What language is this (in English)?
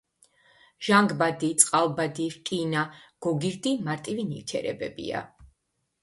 Georgian